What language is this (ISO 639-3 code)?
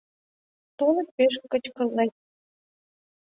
chm